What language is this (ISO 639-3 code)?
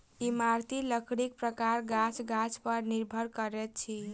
mai